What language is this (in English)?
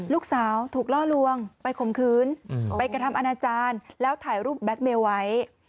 Thai